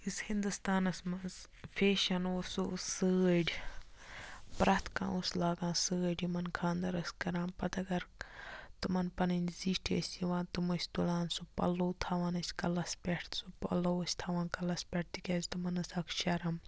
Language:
Kashmiri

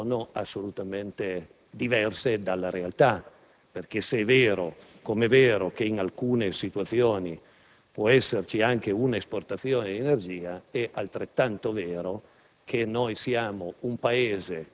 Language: Italian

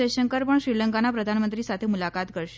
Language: Gujarati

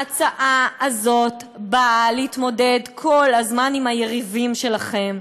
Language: Hebrew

